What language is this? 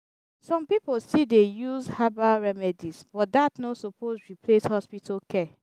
Nigerian Pidgin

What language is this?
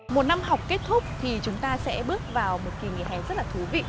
Vietnamese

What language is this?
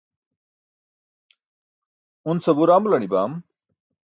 Burushaski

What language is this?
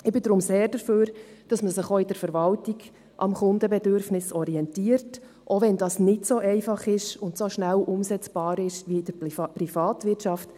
Swiss German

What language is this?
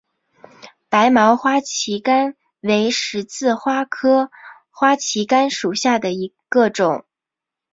Chinese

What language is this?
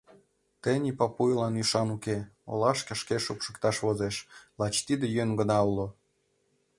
Mari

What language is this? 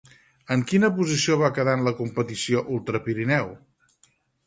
Catalan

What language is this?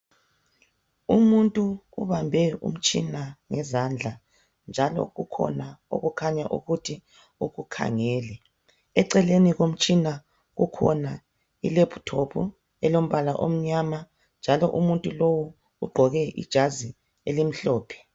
North Ndebele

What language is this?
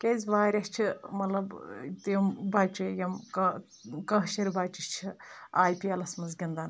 Kashmiri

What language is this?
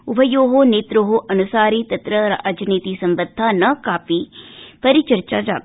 Sanskrit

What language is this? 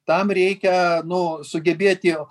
Lithuanian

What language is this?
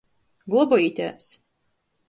Latgalian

